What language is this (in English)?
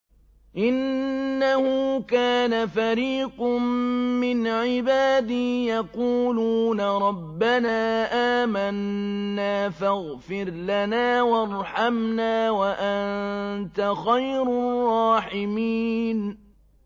Arabic